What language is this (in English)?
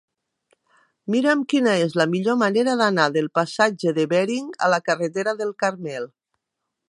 Catalan